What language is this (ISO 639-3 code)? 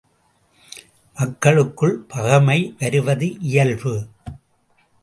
tam